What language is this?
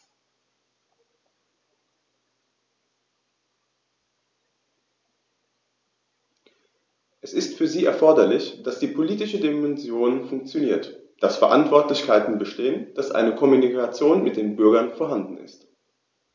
German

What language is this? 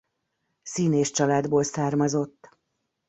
Hungarian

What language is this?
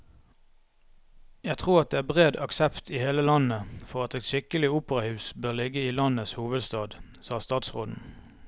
Norwegian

